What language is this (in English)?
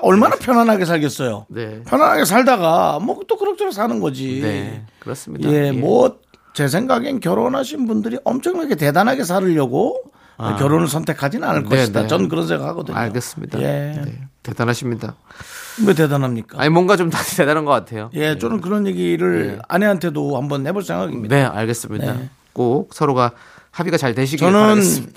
Korean